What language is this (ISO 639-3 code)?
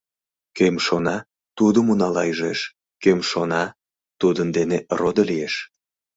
chm